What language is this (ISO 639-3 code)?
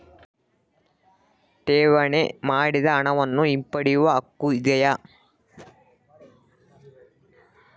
kan